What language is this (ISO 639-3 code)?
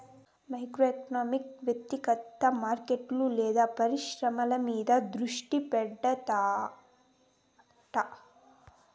tel